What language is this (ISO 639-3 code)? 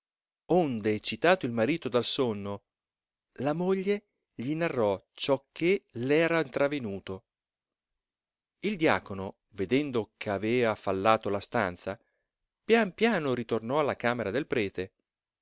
ita